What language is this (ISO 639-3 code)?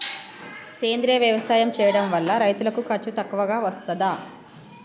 tel